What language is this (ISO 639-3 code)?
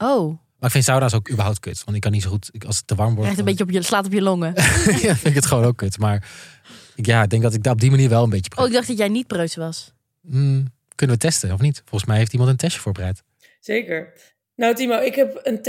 nld